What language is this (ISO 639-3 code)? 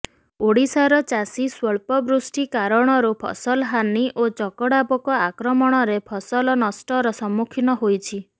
ori